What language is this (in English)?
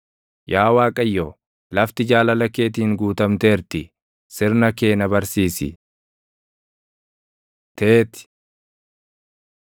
Oromo